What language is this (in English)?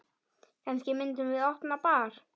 Icelandic